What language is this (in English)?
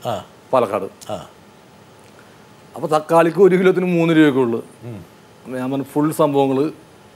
Malayalam